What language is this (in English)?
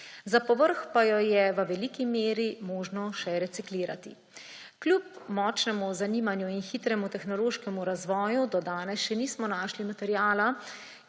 Slovenian